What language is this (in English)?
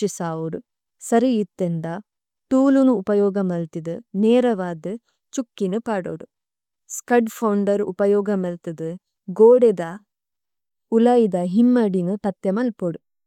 Tulu